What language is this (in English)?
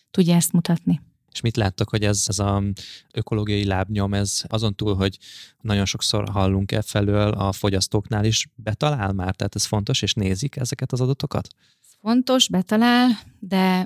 Hungarian